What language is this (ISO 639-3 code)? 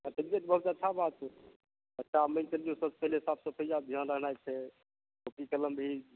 mai